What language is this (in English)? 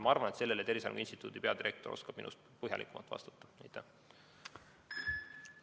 Estonian